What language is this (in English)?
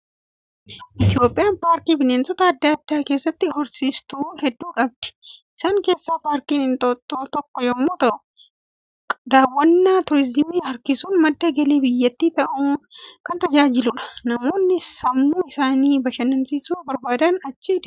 Oromo